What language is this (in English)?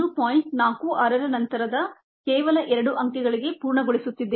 Kannada